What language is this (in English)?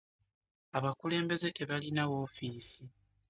Ganda